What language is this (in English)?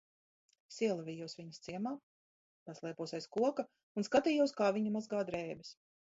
Latvian